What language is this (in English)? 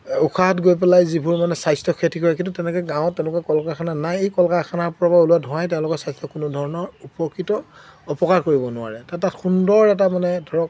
Assamese